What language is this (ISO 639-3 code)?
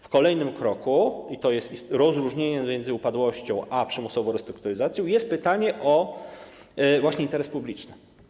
pol